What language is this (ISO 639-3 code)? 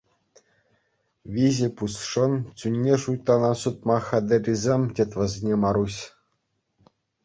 chv